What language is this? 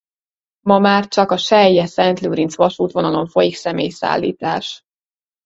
Hungarian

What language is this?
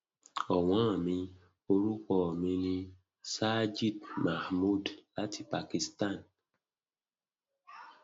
Yoruba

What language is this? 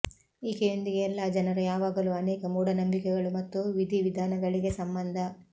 Kannada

